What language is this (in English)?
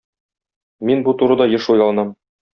Tatar